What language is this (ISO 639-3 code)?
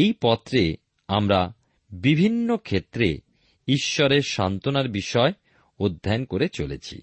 ben